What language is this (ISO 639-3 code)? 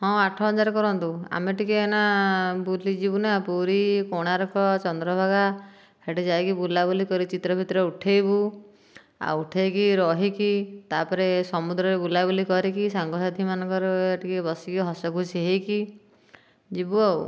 ori